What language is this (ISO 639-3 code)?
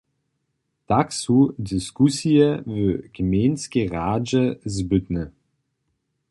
hsb